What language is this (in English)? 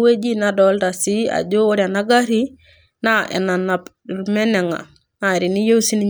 Masai